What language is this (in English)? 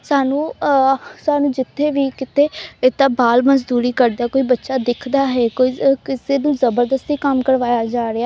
Punjabi